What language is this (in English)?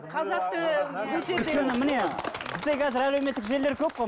Kazakh